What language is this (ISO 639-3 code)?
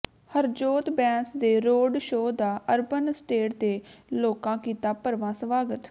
pan